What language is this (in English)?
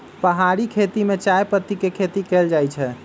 Magahi